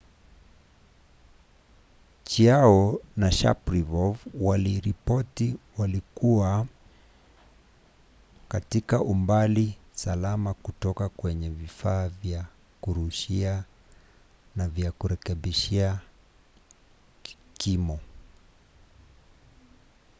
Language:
Swahili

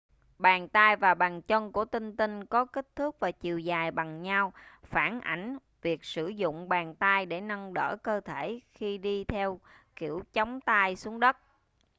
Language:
Vietnamese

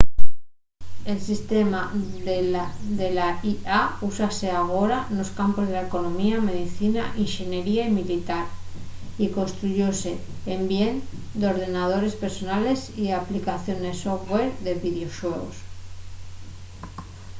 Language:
Asturian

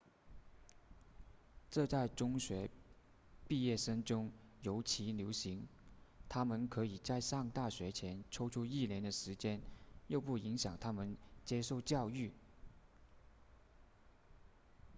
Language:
Chinese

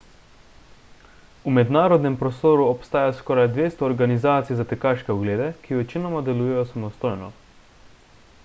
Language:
Slovenian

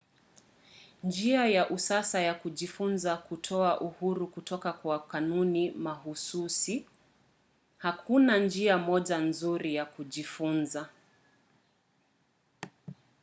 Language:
Swahili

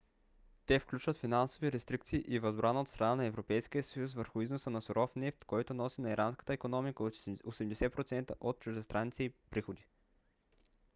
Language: Bulgarian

